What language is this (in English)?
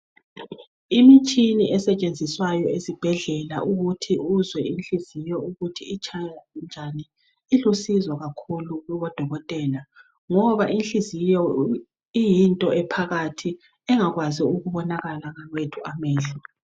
North Ndebele